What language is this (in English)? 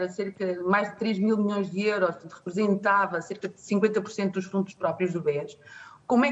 Portuguese